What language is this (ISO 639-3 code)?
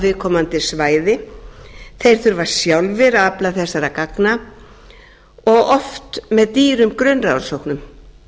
isl